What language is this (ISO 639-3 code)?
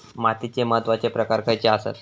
mar